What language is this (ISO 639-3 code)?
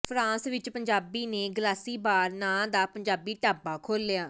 pan